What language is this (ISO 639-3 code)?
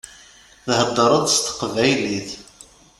kab